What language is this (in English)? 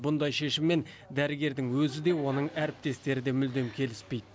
Kazakh